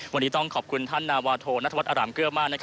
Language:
Thai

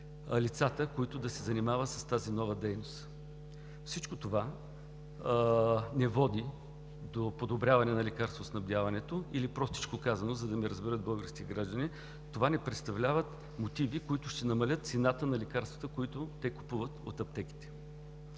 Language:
Bulgarian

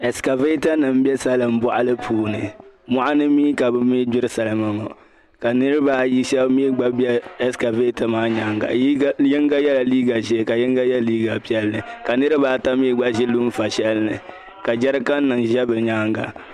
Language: Dagbani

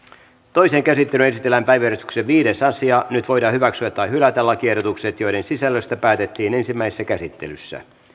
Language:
Finnish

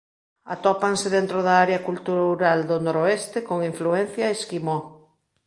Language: Galician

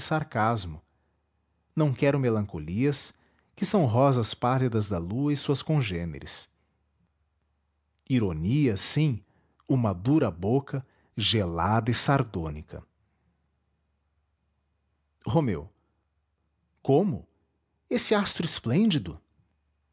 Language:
Portuguese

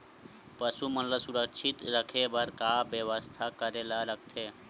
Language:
Chhattisgarhi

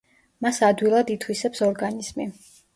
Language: Georgian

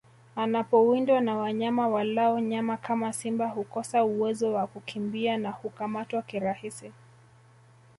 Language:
Swahili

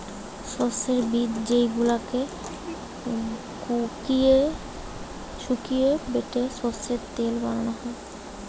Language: Bangla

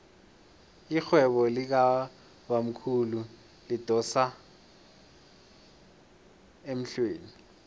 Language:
South Ndebele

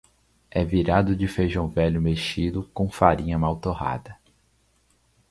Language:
Portuguese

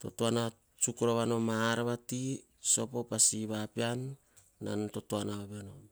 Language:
Hahon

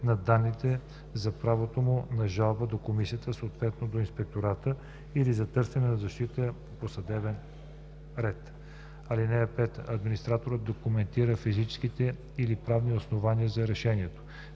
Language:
Bulgarian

